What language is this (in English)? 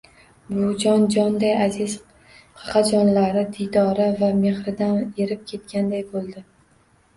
Uzbek